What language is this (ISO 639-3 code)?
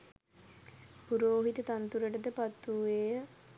sin